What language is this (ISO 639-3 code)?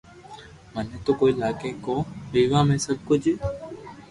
lrk